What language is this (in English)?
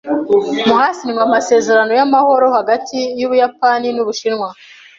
Kinyarwanda